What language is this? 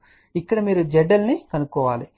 Telugu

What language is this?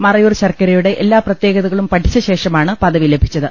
Malayalam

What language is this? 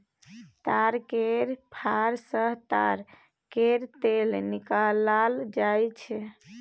Maithili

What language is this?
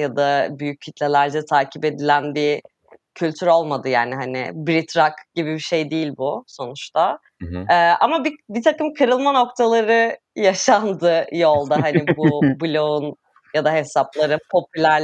Turkish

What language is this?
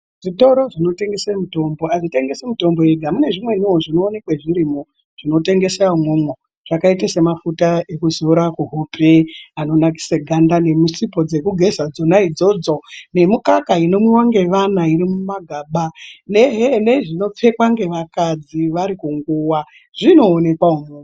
Ndau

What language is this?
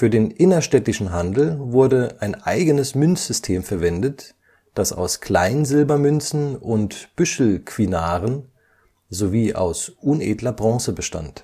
German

